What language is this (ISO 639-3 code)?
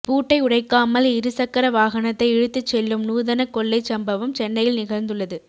tam